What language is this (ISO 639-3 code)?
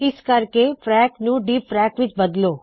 pan